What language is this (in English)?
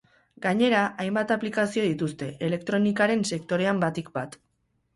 Basque